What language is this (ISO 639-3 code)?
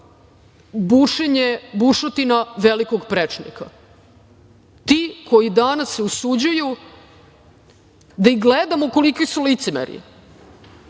srp